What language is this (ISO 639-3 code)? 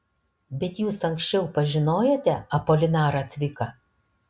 lit